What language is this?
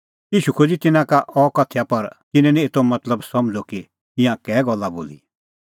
Kullu Pahari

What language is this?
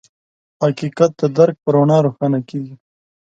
Pashto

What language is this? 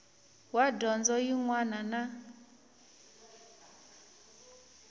Tsonga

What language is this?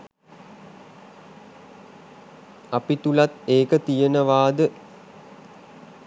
Sinhala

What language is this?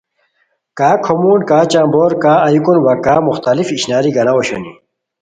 Khowar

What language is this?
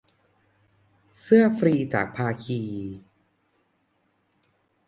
Thai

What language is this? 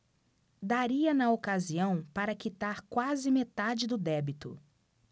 Portuguese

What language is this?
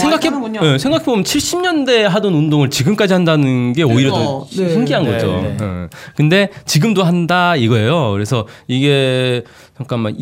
Korean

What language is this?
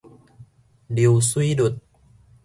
Min Nan Chinese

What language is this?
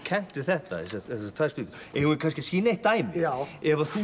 Icelandic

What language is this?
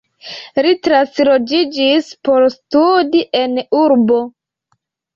Esperanto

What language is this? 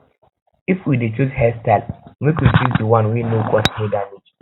Nigerian Pidgin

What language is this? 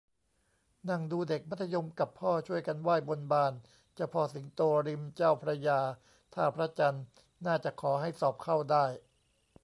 Thai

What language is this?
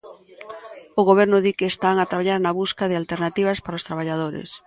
Galician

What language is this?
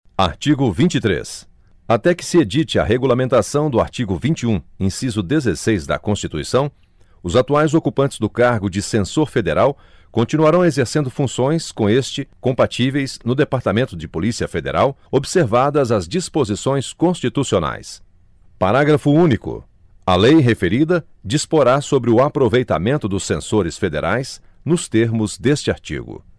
Portuguese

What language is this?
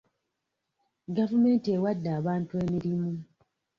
Ganda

